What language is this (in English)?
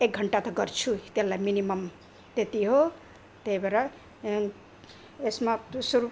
Nepali